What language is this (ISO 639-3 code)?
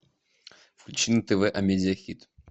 rus